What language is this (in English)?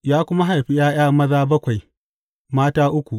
Hausa